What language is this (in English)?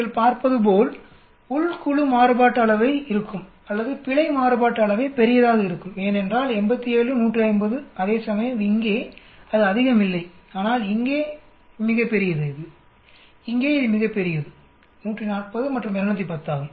Tamil